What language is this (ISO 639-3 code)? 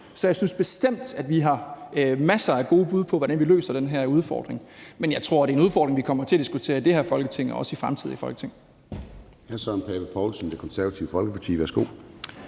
dan